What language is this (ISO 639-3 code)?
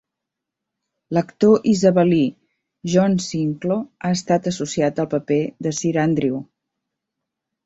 cat